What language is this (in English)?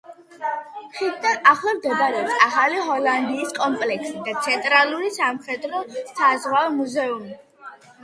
Georgian